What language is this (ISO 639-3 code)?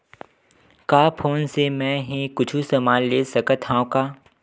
hne